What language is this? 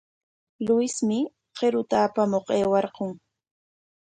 Corongo Ancash Quechua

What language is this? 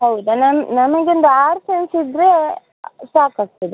Kannada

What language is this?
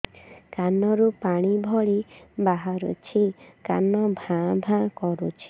Odia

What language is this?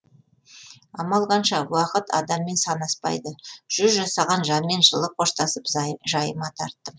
Kazakh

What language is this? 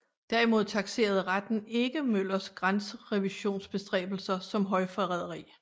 Danish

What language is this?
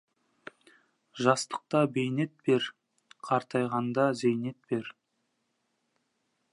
Kazakh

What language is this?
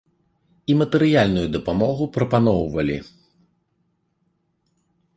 Belarusian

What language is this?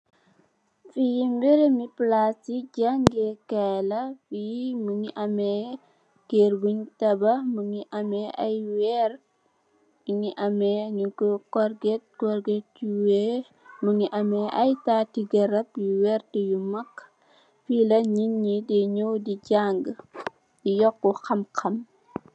Wolof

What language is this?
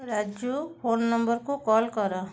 Odia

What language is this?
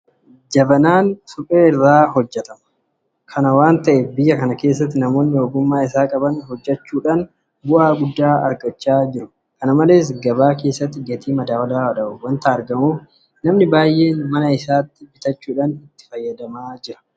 Oromo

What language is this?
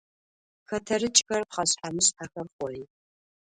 Adyghe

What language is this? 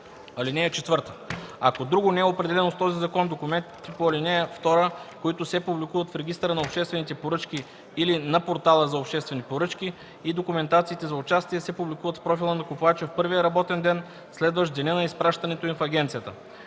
Bulgarian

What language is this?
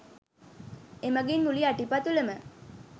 Sinhala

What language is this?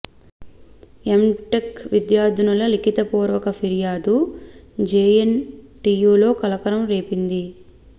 Telugu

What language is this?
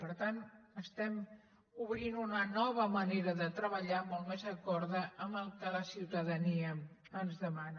Catalan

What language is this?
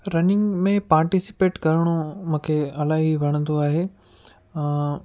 Sindhi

